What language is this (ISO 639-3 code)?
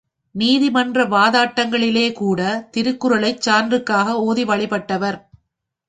tam